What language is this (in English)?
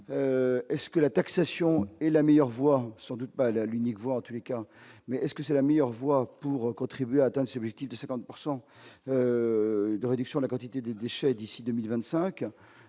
French